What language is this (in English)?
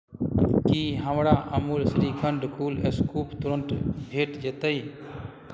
Maithili